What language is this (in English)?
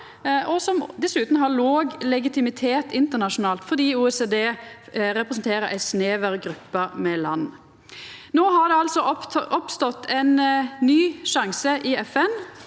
Norwegian